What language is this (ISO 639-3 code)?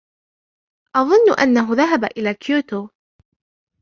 ara